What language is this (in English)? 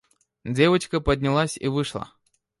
Russian